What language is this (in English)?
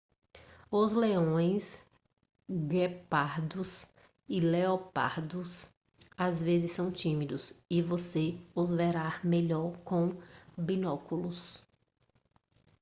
Portuguese